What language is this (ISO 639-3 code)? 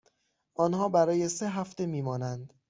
fas